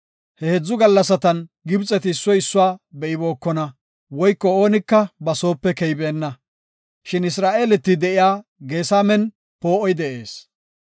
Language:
Gofa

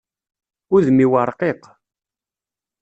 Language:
Kabyle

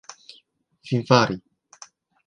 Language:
Esperanto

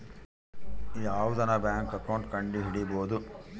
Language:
Kannada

